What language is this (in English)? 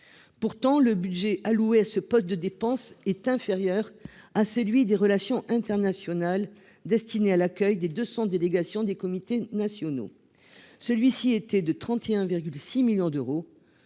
French